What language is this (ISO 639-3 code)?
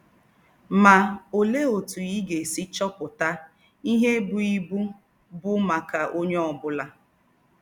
ibo